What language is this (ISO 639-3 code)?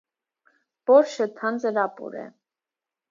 hye